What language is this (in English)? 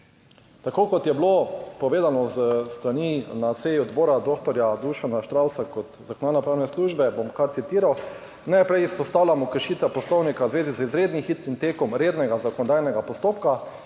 Slovenian